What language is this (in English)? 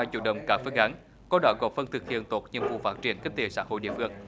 Vietnamese